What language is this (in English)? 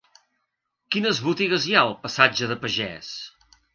Catalan